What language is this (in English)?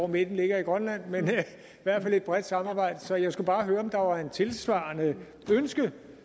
Danish